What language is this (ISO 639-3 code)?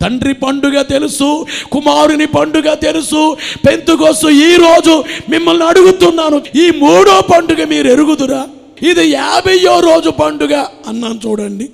tel